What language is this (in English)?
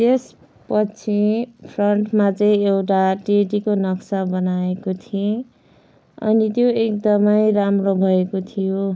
Nepali